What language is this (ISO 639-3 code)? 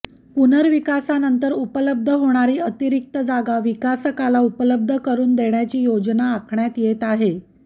mar